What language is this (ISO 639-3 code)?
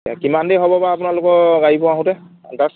asm